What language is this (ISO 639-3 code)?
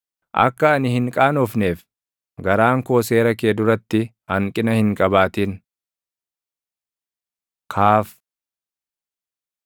orm